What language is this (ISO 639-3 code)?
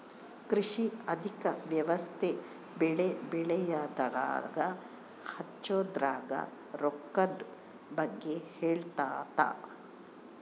kan